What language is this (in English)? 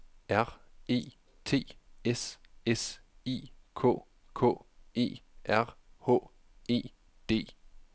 Danish